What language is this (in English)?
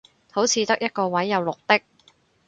Cantonese